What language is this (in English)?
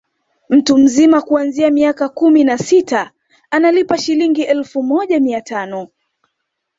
Swahili